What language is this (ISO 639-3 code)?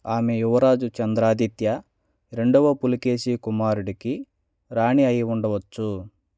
tel